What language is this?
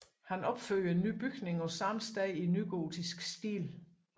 Danish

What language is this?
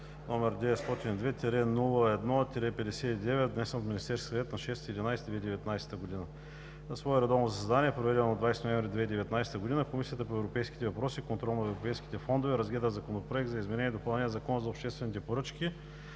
Bulgarian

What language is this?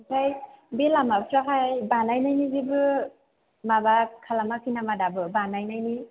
Bodo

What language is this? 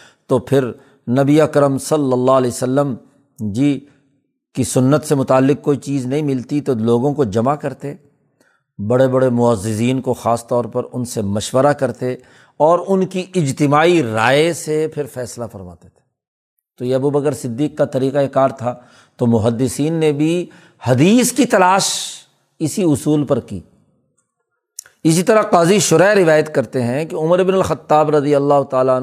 Urdu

